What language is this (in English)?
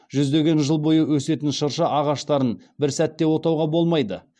Kazakh